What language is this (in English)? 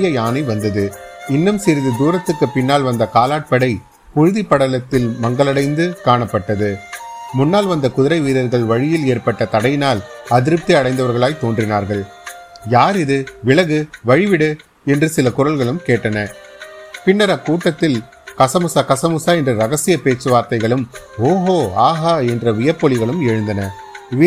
Tamil